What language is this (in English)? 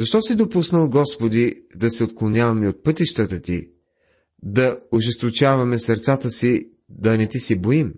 Bulgarian